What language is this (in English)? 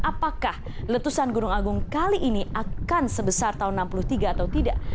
Indonesian